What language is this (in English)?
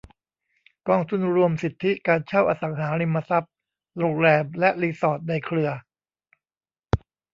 Thai